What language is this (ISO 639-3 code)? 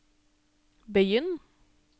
nor